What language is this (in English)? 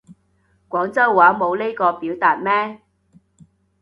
Cantonese